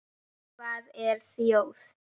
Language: Icelandic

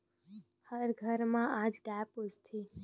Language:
Chhattisgarhi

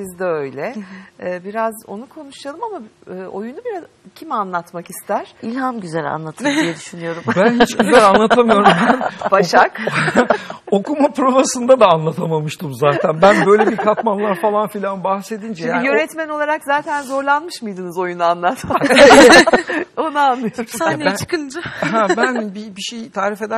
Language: Turkish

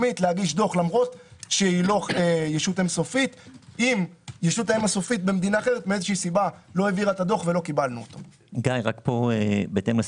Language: Hebrew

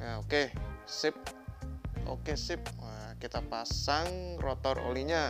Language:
Indonesian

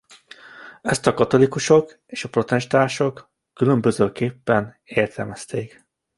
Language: Hungarian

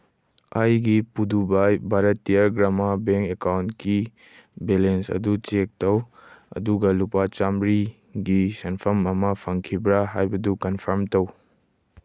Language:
Manipuri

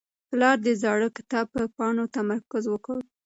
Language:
Pashto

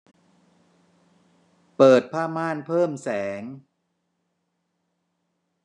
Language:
Thai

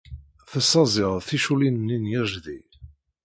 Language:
Kabyle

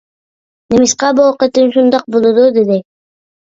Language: Uyghur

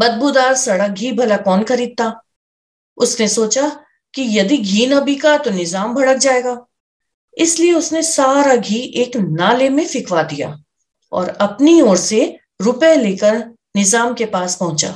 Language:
Hindi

